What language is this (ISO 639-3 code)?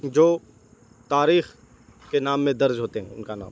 urd